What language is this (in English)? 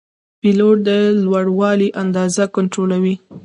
Pashto